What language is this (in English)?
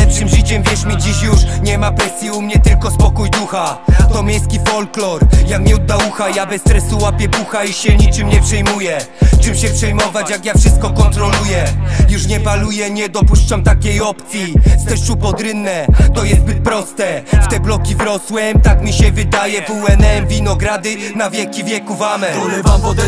Polish